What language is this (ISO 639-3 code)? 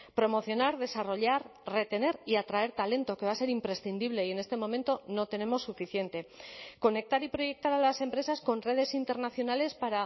spa